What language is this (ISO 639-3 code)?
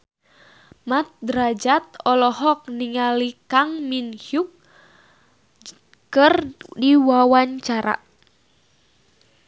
sun